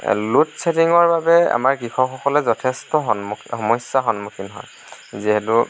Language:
Assamese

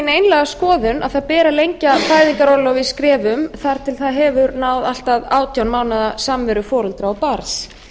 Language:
Icelandic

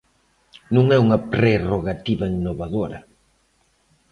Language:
Galician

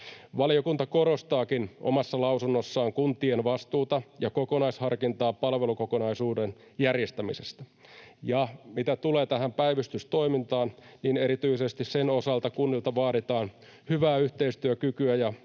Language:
Finnish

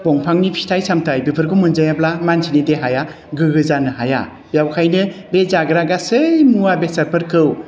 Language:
Bodo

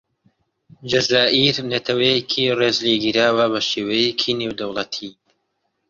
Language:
Central Kurdish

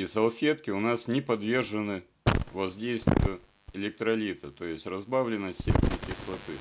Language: Russian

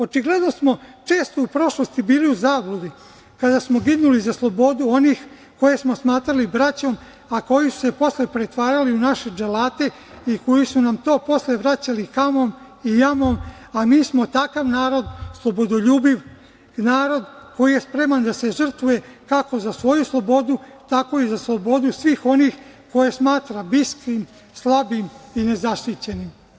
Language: Serbian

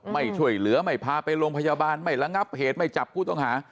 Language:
Thai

